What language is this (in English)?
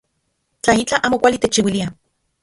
Central Puebla Nahuatl